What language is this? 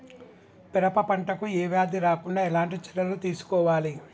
Telugu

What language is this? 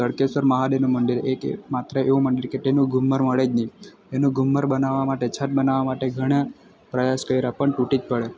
Gujarati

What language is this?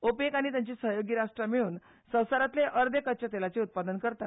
Konkani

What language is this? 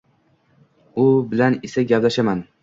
Uzbek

